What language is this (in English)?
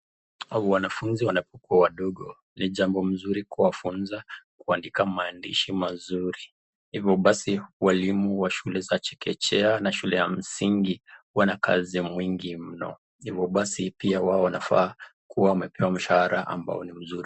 Swahili